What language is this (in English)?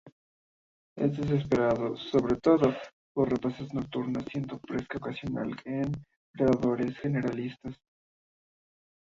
Spanish